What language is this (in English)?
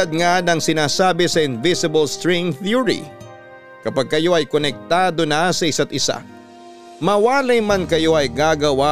Filipino